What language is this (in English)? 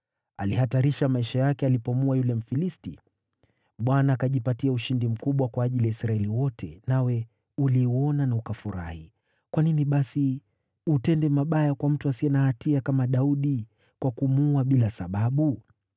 Swahili